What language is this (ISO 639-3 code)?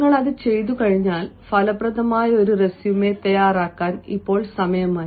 mal